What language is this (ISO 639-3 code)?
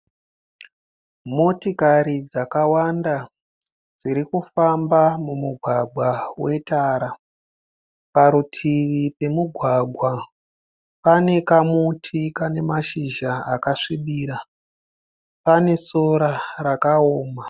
sna